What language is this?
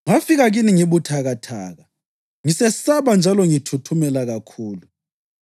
North Ndebele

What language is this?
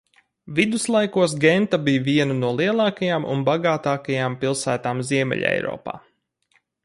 Latvian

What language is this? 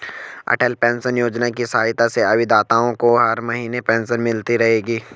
Hindi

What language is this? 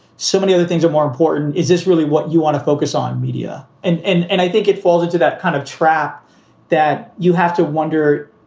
English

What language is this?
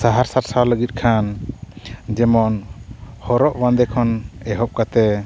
Santali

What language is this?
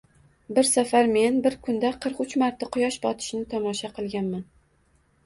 Uzbek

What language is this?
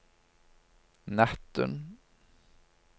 Norwegian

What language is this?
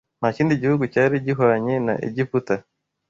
Kinyarwanda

